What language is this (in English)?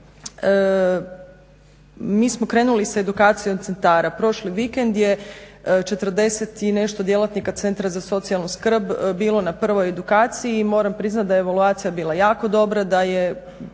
Croatian